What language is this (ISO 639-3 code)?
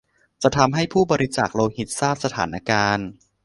tha